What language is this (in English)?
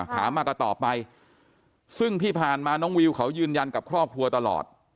Thai